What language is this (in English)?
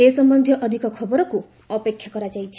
Odia